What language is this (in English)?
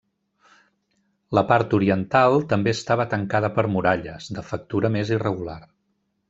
Catalan